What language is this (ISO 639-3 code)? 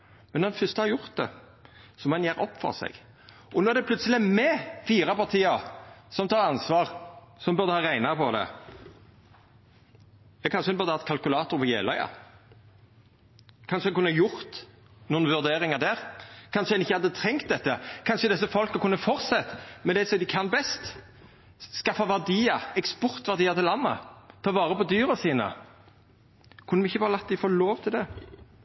nno